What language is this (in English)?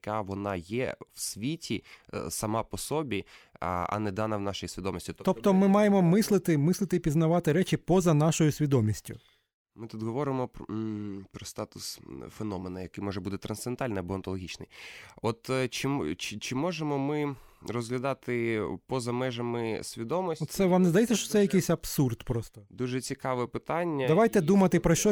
Ukrainian